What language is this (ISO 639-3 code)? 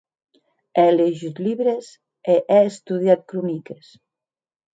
oci